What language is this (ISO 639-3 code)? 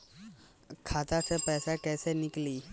bho